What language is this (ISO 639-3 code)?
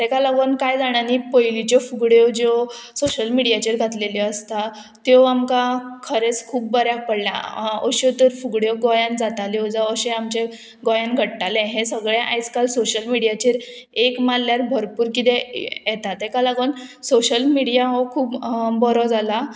kok